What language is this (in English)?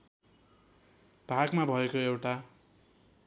Nepali